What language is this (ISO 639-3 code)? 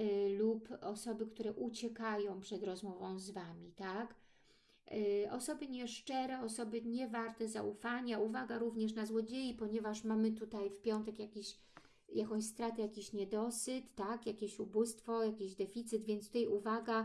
pol